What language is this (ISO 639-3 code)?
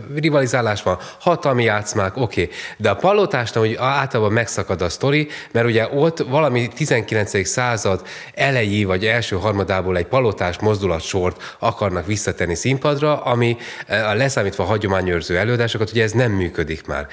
hun